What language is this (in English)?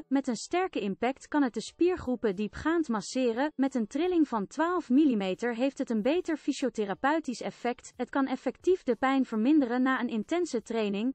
Dutch